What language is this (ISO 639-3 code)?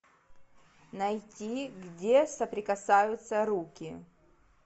rus